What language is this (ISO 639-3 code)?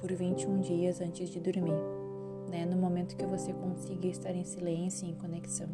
por